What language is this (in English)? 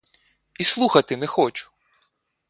Ukrainian